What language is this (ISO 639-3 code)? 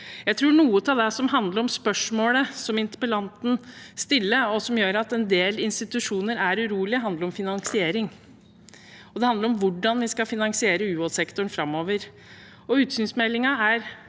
nor